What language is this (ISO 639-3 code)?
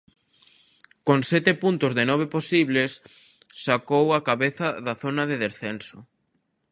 glg